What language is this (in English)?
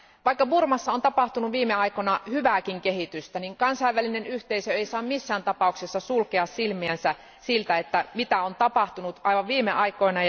Finnish